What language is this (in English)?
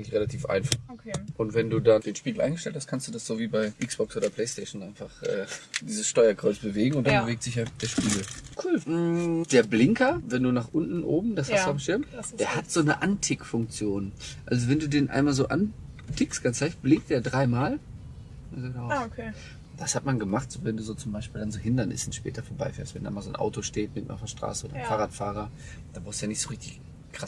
German